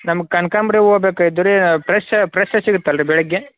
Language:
Kannada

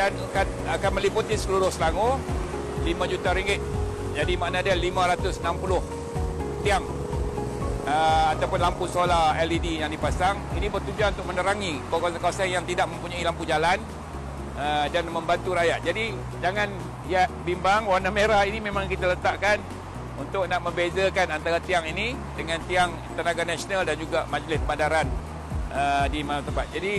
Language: Malay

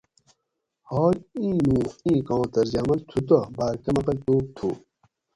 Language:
Gawri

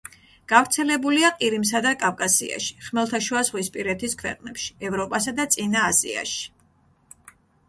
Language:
Georgian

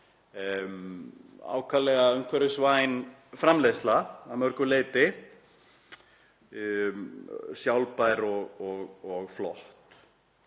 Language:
Icelandic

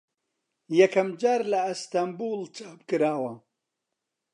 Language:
Central Kurdish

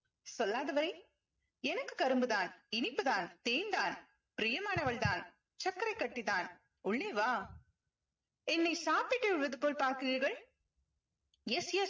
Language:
Tamil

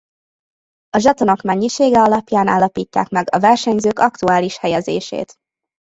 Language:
Hungarian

